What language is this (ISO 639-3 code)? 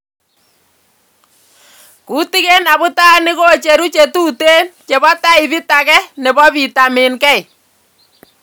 kln